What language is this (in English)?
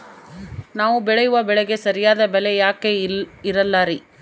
Kannada